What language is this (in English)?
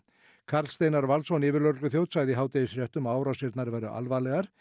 Icelandic